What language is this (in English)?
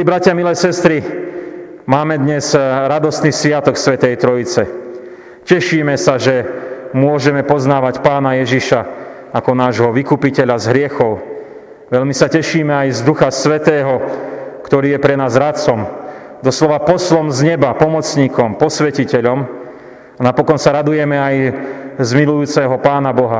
Slovak